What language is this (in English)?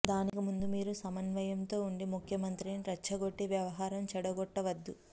Telugu